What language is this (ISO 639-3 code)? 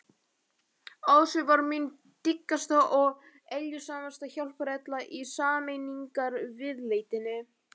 isl